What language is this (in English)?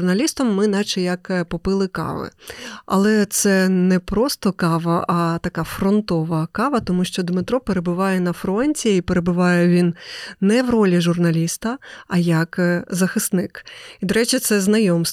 Ukrainian